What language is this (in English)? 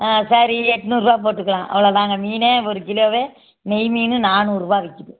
Tamil